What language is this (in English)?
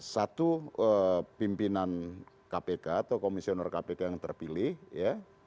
Indonesian